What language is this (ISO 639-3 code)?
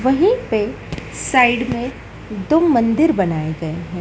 hin